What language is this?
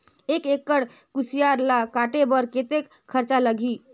Chhattisgarhi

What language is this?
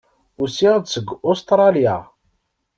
Kabyle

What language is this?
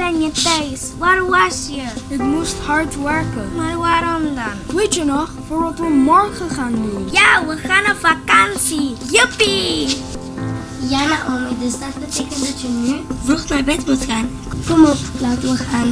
Dutch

